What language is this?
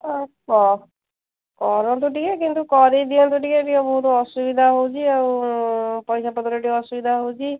Odia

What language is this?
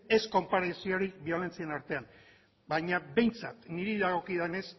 Basque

